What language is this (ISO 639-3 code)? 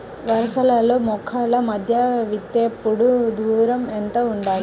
tel